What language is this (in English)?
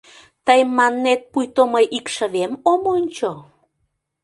Mari